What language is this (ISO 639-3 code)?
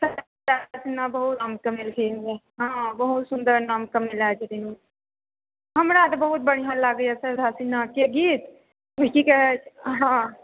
mai